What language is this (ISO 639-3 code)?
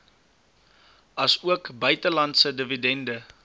afr